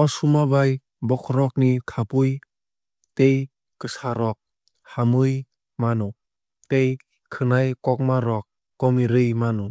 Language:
Kok Borok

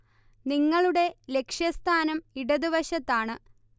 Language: Malayalam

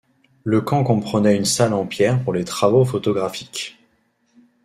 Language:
French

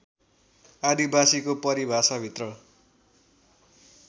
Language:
Nepali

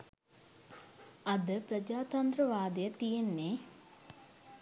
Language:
Sinhala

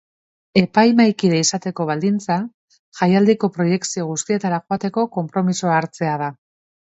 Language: Basque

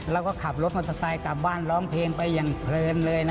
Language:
Thai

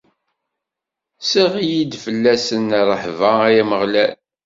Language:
Kabyle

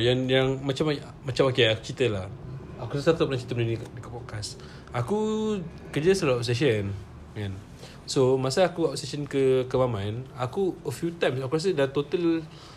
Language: Malay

